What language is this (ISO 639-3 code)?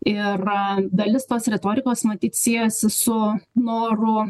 lit